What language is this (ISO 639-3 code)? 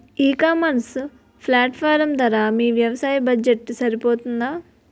tel